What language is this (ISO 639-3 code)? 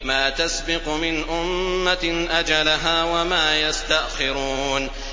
ara